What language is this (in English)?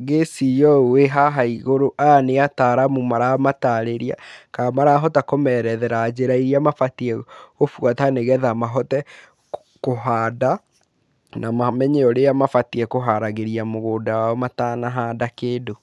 Kikuyu